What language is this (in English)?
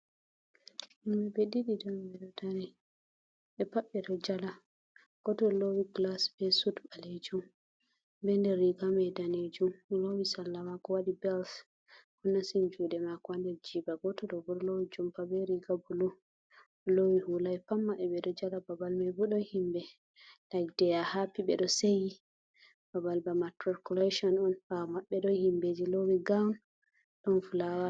Fula